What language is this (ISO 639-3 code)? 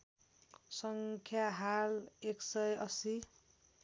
nep